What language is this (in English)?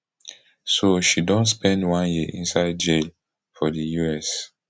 Nigerian Pidgin